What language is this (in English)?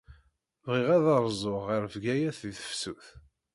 Kabyle